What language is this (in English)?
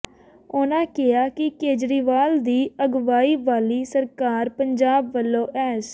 Punjabi